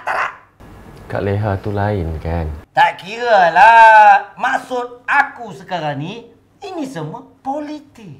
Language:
Malay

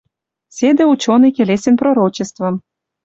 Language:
Western Mari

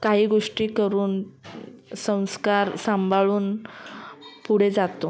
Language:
Marathi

